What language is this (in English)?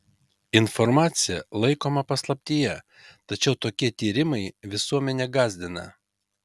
Lithuanian